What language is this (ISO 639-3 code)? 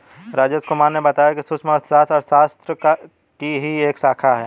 hin